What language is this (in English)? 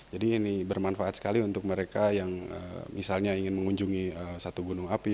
Indonesian